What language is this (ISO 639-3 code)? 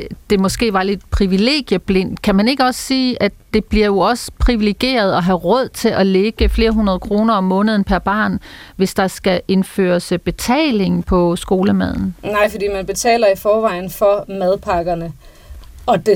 dan